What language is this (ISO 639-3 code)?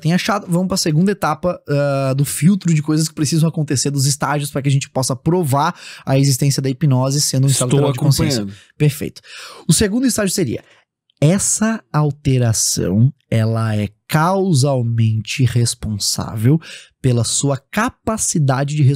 por